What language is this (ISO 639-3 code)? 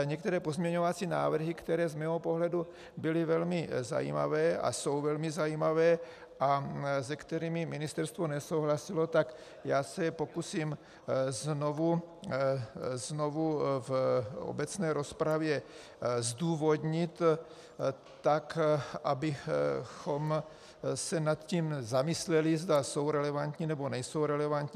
ces